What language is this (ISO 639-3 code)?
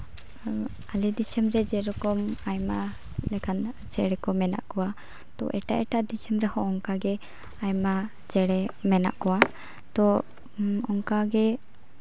sat